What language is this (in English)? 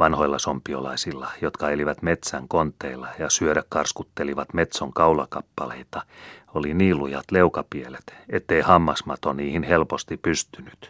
Finnish